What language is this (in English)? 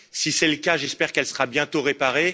French